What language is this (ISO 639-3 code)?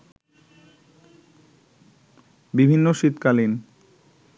ben